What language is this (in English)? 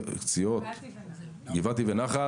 Hebrew